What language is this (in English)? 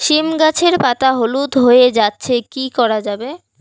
Bangla